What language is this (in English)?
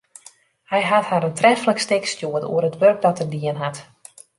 Western Frisian